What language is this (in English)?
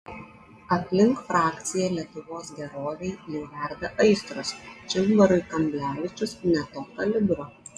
Lithuanian